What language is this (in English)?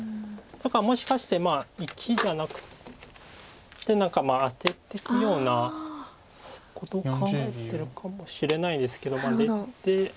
Japanese